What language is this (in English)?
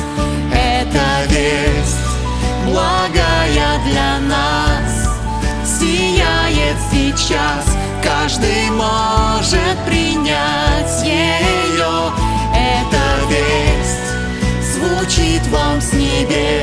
Russian